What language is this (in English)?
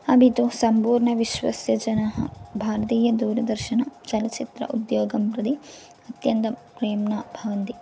Sanskrit